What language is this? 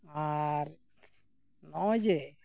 Santali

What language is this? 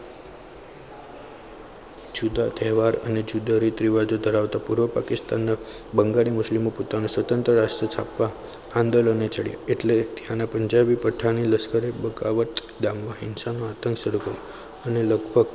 Gujarati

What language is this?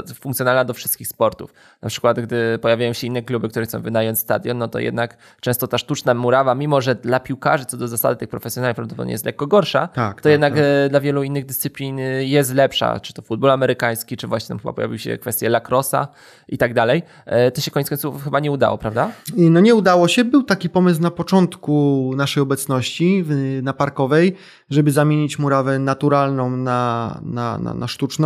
Polish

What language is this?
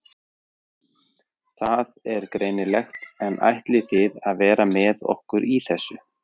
Icelandic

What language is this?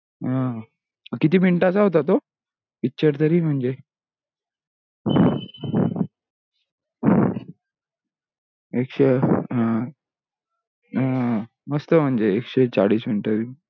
Marathi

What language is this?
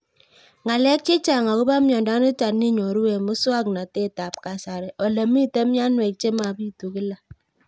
Kalenjin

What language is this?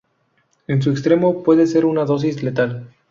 Spanish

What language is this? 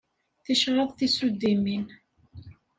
Kabyle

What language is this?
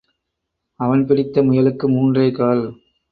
Tamil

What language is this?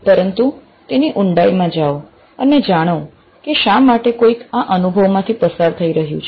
Gujarati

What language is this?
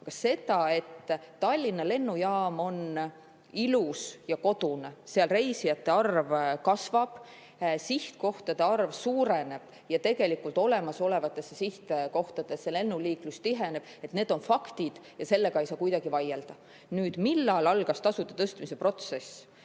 Estonian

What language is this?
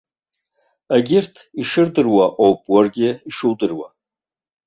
Abkhazian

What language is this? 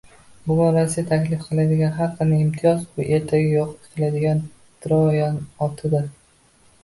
Uzbek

